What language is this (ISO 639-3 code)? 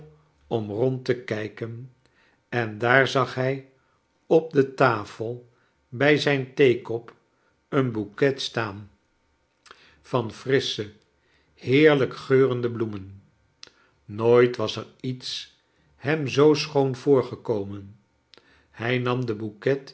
nld